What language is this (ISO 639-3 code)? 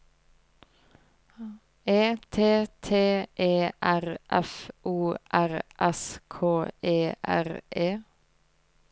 nor